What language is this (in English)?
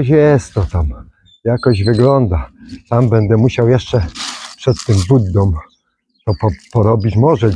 Polish